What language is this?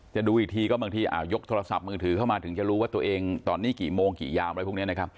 Thai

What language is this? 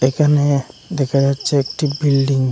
Bangla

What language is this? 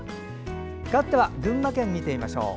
Japanese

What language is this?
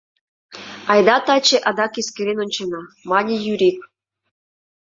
Mari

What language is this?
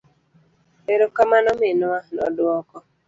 Luo (Kenya and Tanzania)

